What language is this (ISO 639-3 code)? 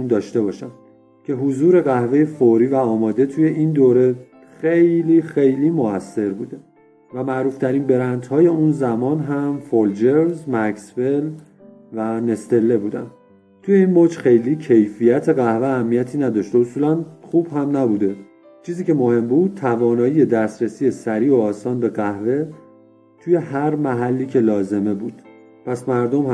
fas